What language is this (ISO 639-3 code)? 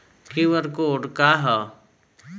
bho